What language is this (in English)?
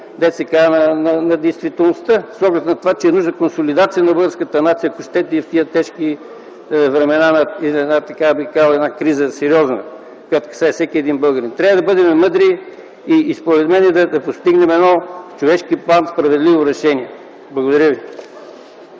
Bulgarian